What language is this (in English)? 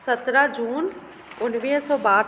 Sindhi